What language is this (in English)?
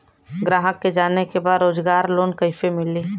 Bhojpuri